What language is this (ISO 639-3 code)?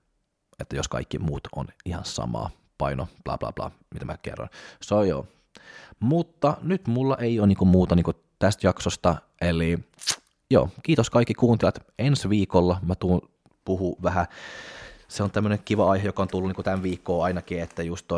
fin